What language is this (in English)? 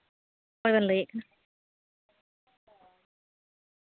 Santali